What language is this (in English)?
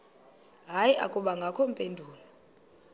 Xhosa